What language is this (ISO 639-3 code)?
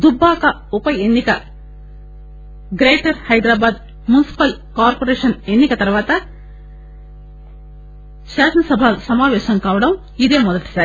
tel